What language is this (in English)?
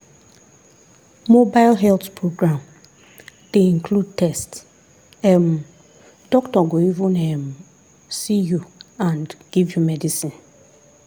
Nigerian Pidgin